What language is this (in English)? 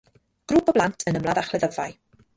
Welsh